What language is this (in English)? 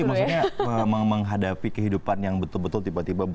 Indonesian